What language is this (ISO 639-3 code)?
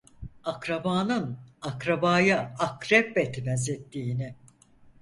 tur